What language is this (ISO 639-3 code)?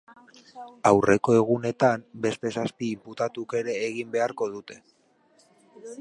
eus